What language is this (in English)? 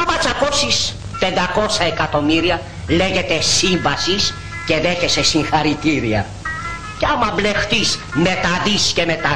Greek